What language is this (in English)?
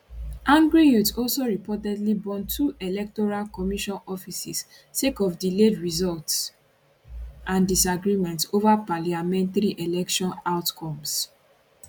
Nigerian Pidgin